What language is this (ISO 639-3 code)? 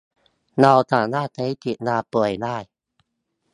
tha